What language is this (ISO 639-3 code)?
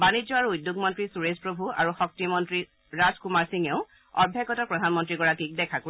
asm